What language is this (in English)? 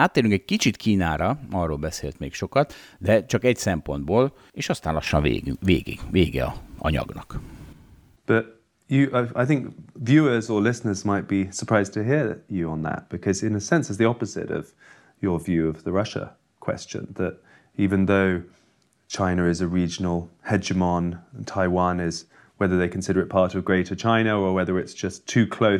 Hungarian